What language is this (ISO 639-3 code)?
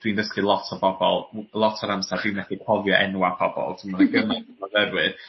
cym